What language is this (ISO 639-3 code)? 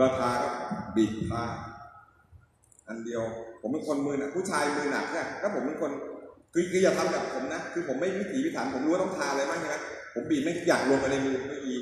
tha